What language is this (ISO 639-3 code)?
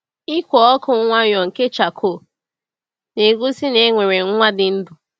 ibo